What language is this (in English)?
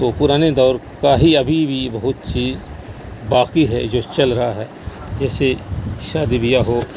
Urdu